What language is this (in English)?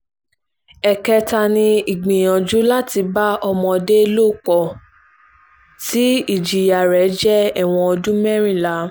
Yoruba